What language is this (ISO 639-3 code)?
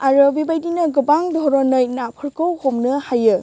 brx